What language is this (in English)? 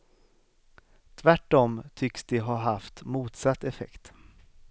Swedish